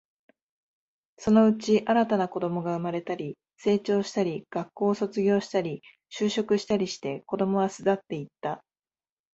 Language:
Japanese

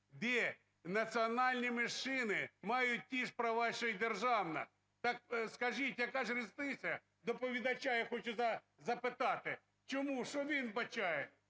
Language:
Ukrainian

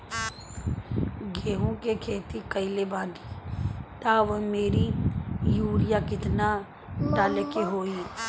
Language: Bhojpuri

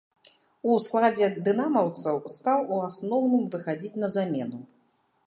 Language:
Belarusian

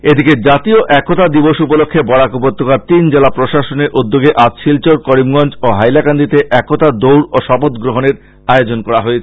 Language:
Bangla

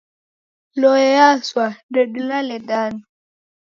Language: Taita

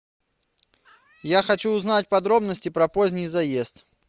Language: Russian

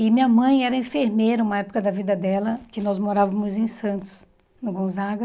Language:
Portuguese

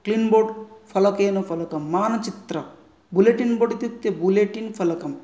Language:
Sanskrit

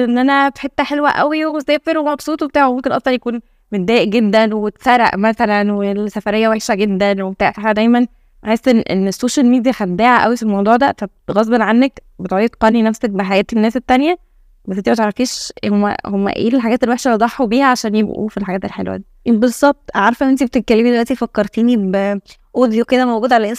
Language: Arabic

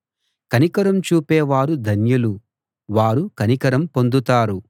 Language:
Telugu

